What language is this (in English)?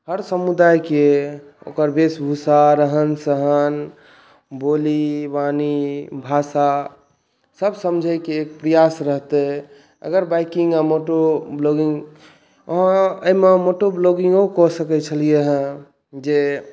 Maithili